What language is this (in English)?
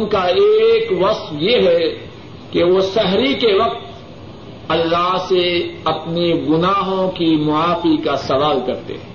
Urdu